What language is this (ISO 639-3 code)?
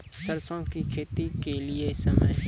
mai